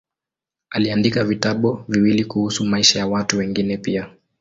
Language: Swahili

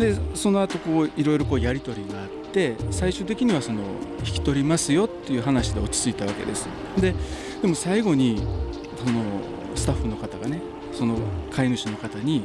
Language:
Japanese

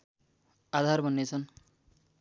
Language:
Nepali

